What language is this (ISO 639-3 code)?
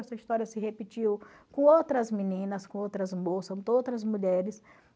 por